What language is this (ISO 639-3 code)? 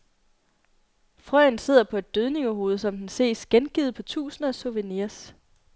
dan